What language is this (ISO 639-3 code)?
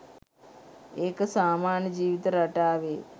sin